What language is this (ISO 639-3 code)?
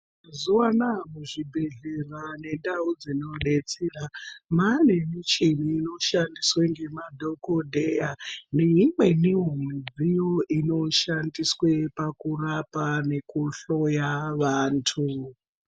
ndc